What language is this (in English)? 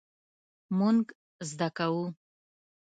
Pashto